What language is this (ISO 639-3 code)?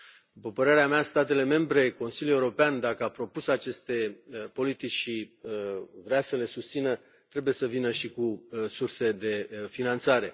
ron